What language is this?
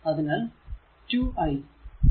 Malayalam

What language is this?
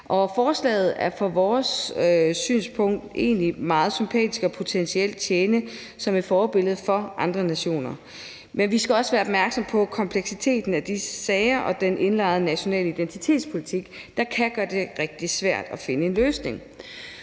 Danish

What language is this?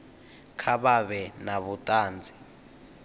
Venda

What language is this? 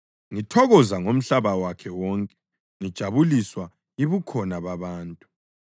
North Ndebele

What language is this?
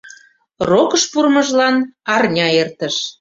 Mari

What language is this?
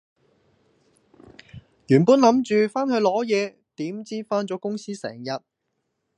Cantonese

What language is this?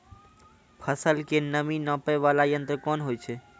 Maithili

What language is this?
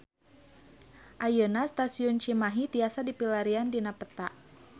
Sundanese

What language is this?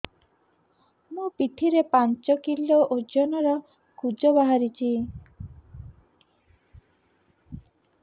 Odia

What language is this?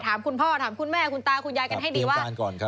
Thai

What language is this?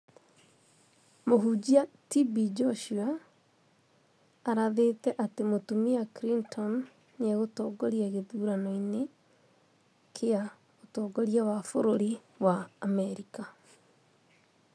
Kikuyu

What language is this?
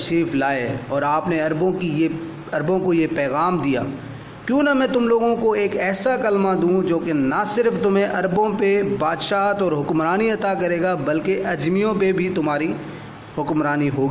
Urdu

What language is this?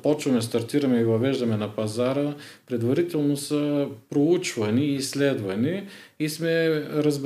Bulgarian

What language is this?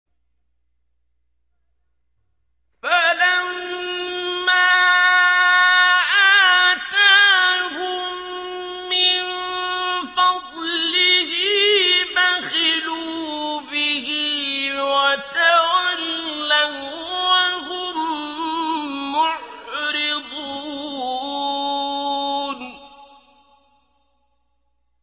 Arabic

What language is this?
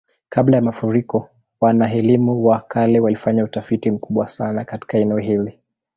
Swahili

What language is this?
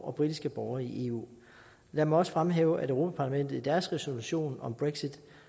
Danish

